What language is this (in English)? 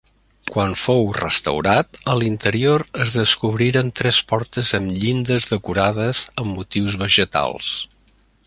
Catalan